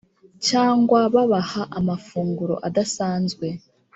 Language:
Kinyarwanda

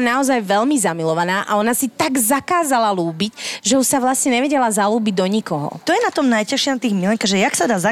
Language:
Slovak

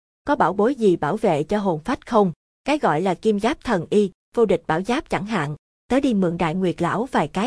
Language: Vietnamese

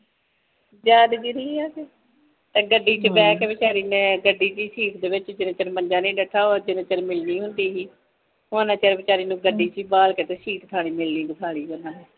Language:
Punjabi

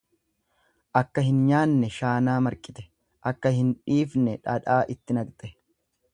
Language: Oromo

